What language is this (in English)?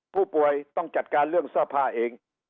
Thai